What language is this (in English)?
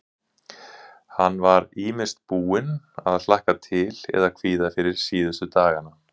Icelandic